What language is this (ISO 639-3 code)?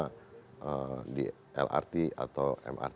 ind